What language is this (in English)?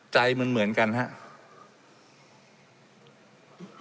Thai